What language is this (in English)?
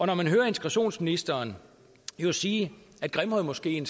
Danish